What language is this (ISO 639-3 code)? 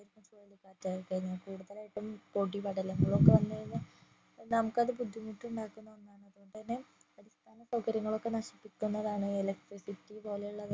mal